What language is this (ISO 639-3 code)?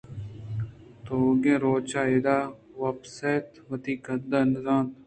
bgp